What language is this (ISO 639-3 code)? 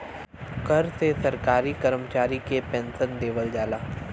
bho